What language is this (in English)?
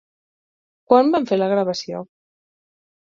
Catalan